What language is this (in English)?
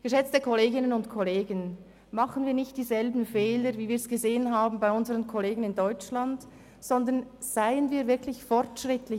Swiss German